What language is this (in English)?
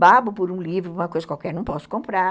Portuguese